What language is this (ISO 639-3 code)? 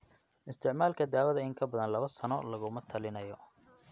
som